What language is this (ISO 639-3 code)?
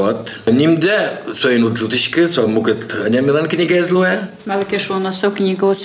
rus